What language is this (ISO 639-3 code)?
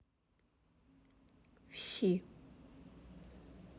rus